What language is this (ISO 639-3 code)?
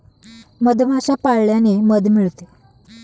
mar